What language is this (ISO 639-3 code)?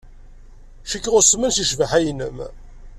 kab